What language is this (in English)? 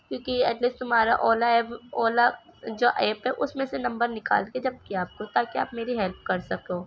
Urdu